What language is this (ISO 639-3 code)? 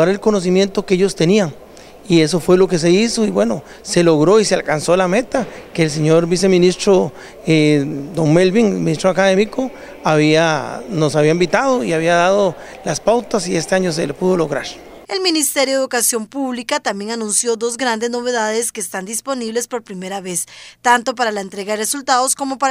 spa